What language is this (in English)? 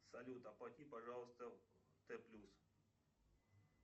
Russian